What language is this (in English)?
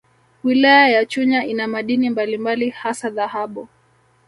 Swahili